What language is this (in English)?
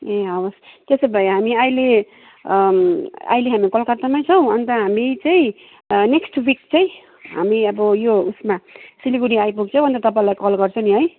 Nepali